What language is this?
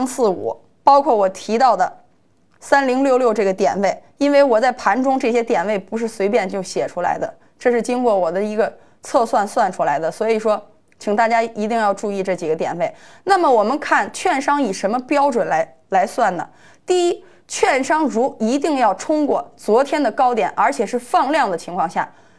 Chinese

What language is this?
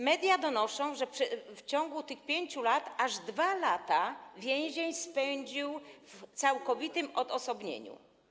Polish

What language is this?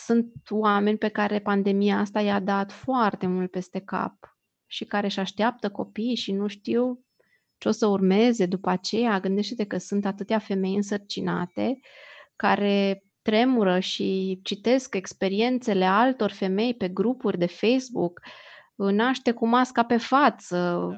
Romanian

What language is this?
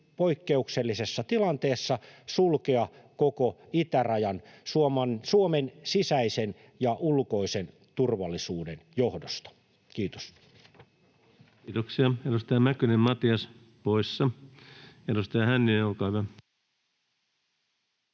Finnish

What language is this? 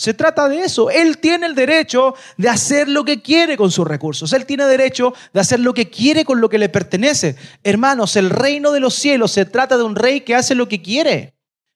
Spanish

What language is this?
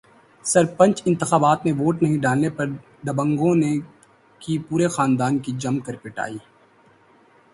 Urdu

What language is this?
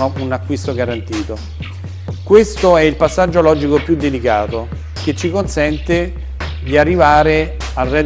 Italian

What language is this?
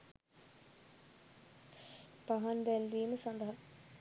Sinhala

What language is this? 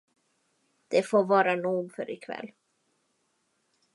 Swedish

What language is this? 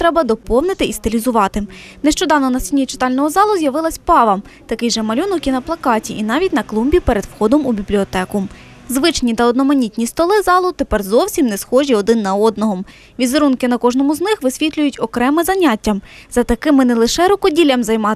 Ukrainian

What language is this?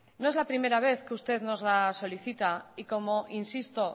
Spanish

